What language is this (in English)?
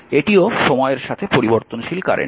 Bangla